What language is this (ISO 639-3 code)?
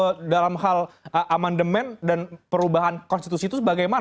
ind